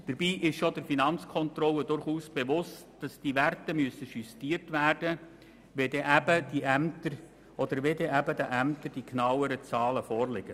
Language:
Swiss German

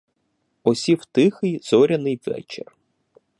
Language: Ukrainian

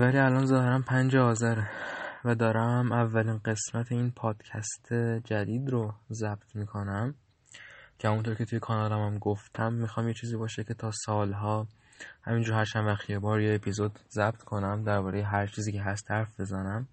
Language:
Persian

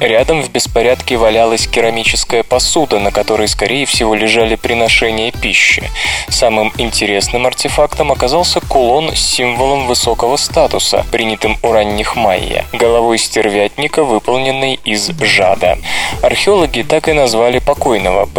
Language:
Russian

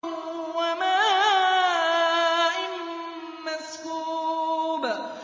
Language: Arabic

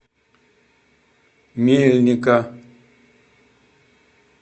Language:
Russian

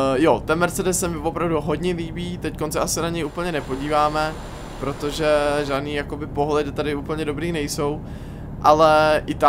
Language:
Czech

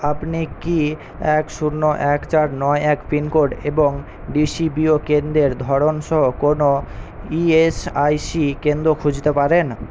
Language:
Bangla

